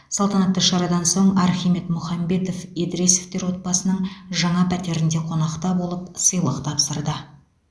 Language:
Kazakh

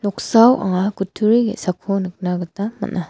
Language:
Garo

